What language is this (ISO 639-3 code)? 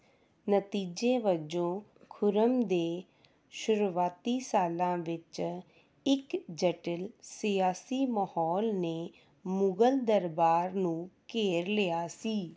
pan